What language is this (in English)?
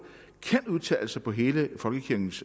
Danish